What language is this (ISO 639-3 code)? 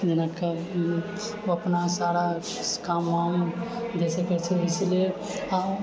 mai